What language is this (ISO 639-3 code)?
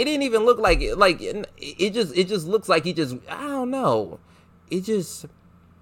eng